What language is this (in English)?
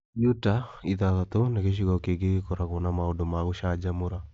Kikuyu